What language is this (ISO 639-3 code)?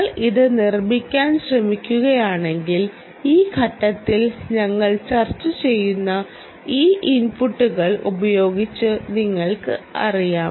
mal